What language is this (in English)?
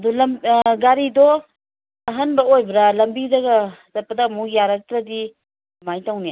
Manipuri